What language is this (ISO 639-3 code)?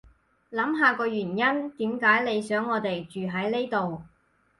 yue